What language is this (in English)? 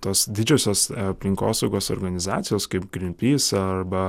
Lithuanian